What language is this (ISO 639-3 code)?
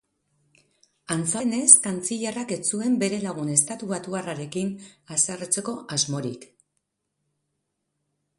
eus